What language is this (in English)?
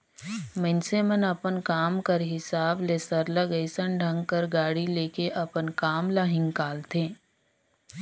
Chhattisgarhi